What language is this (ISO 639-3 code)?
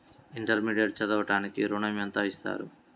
tel